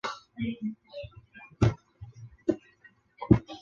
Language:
Chinese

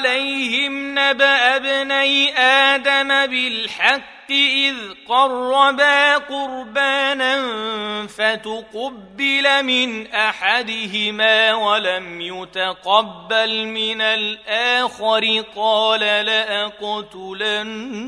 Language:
Arabic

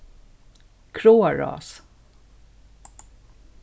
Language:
Faroese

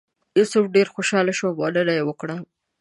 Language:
Pashto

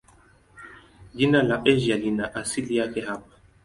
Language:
Swahili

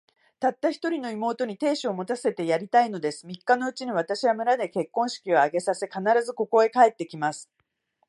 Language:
Japanese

